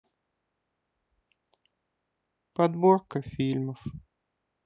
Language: Russian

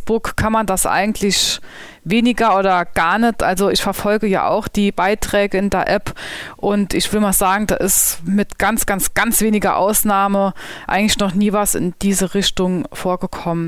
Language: German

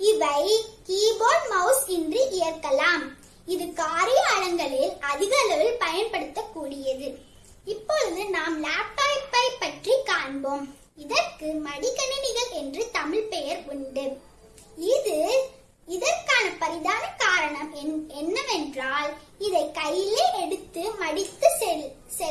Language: Tamil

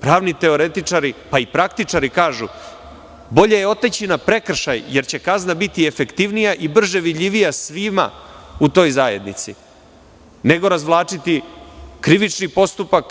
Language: Serbian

